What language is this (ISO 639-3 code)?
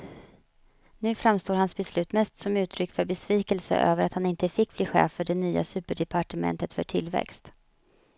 swe